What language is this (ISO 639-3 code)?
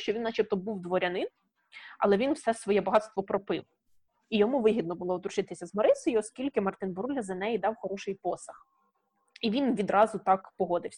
ukr